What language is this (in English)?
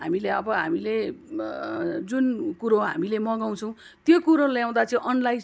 Nepali